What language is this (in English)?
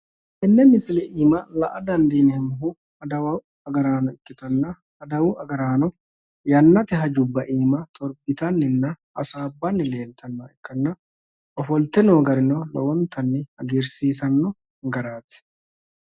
Sidamo